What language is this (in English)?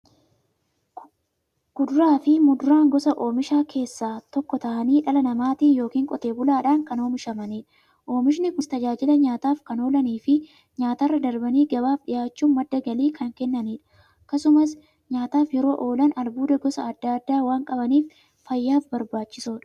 Oromo